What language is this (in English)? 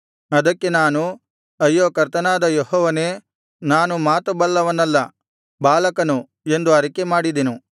Kannada